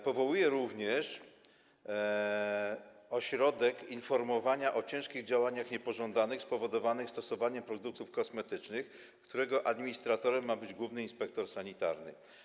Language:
Polish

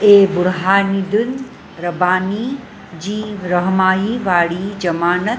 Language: Sindhi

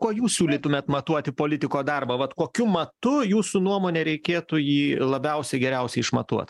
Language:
Lithuanian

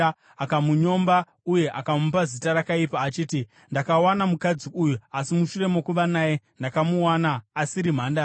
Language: Shona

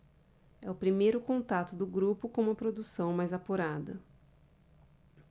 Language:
Portuguese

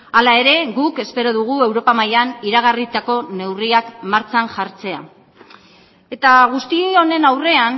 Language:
Basque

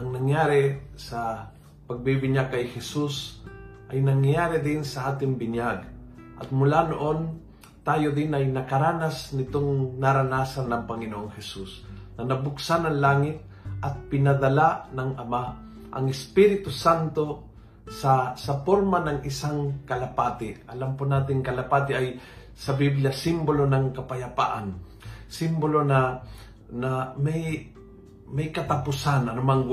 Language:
Filipino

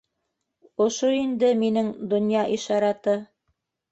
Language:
Bashkir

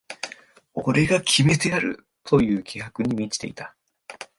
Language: Japanese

